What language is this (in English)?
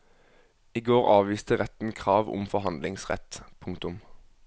Norwegian